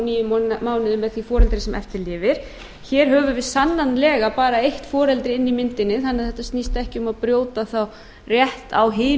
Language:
Icelandic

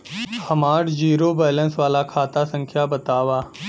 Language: Bhojpuri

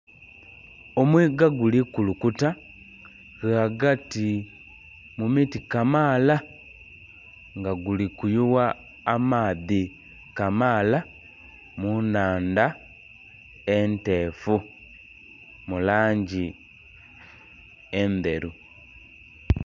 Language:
Soga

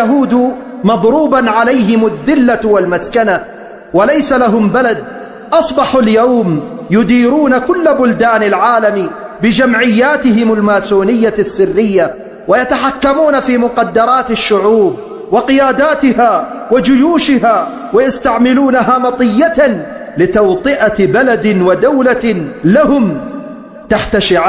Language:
Arabic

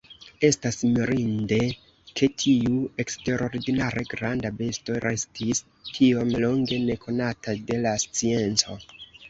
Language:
Esperanto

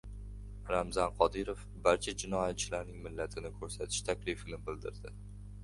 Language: Uzbek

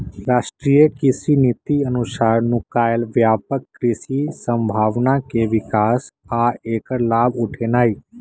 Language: Magahi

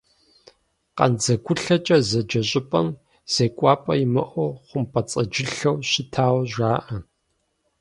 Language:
Kabardian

